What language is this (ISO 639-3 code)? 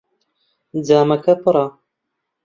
ckb